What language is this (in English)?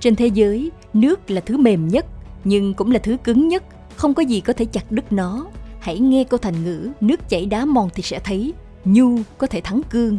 Vietnamese